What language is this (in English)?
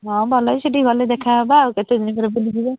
Odia